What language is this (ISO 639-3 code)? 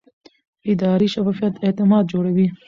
pus